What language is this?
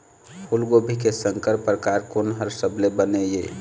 Chhattisgarhi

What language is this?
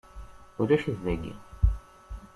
Kabyle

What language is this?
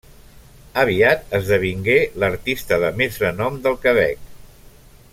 Catalan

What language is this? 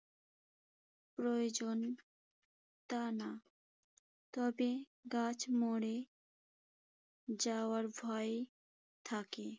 Bangla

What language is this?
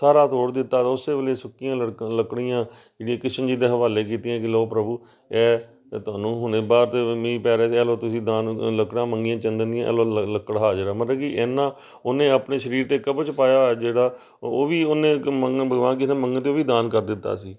Punjabi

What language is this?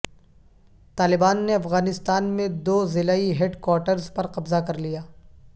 Urdu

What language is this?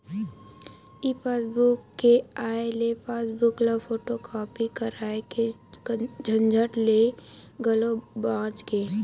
Chhattisgarhi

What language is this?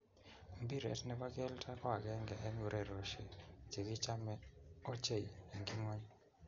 Kalenjin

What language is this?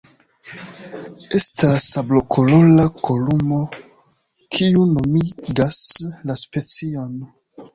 Esperanto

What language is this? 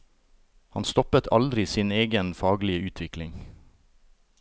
Norwegian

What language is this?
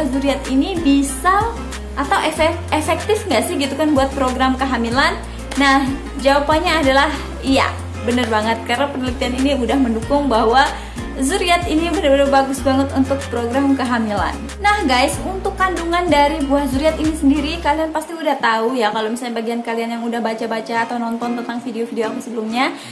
Indonesian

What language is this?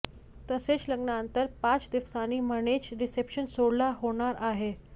Marathi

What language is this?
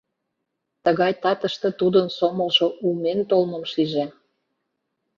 Mari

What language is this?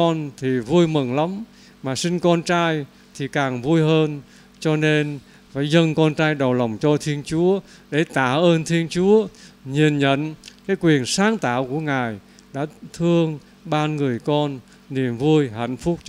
Vietnamese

